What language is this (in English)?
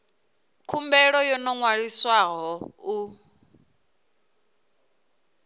Venda